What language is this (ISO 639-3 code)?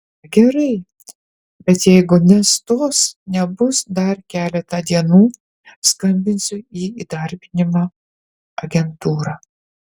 lit